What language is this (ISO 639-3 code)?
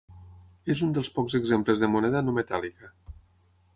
cat